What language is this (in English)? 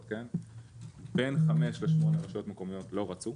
Hebrew